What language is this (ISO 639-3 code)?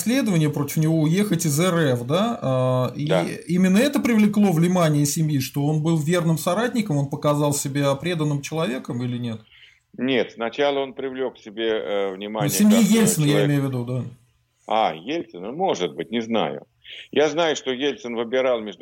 rus